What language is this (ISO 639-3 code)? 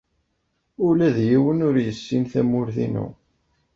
kab